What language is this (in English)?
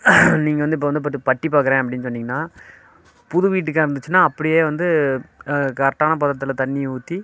Tamil